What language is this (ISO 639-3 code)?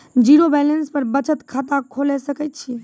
mai